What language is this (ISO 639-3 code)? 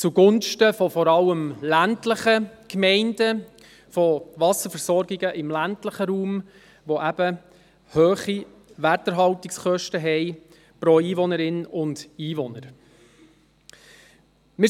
gsw